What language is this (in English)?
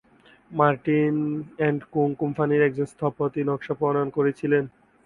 Bangla